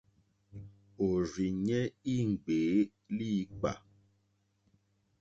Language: Mokpwe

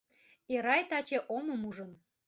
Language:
Mari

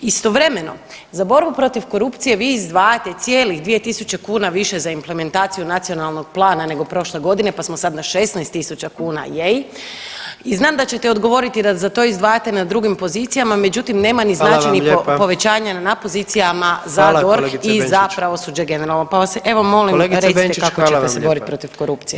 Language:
Croatian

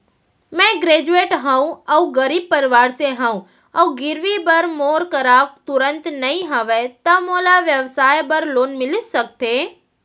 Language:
Chhattisgarhi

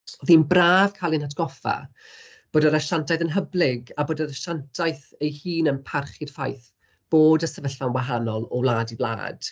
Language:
Welsh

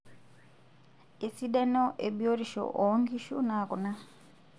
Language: Masai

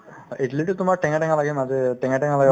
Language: Assamese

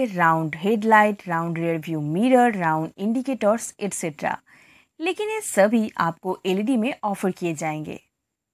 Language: Hindi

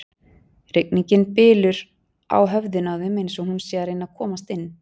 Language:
Icelandic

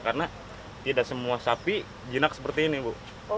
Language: Indonesian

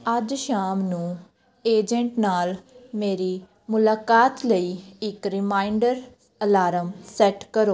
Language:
Punjabi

